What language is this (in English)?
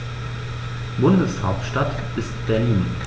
German